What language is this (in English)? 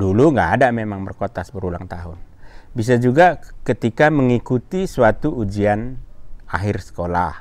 Indonesian